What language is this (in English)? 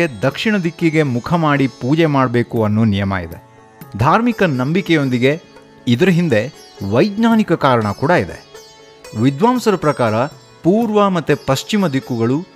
Kannada